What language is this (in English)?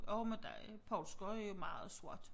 Danish